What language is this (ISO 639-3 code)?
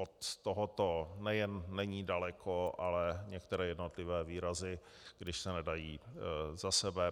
ces